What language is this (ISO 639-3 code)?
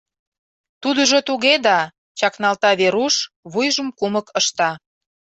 chm